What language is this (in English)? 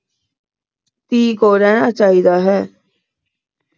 Punjabi